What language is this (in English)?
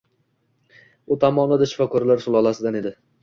Uzbek